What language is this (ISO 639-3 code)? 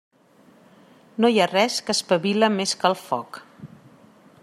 cat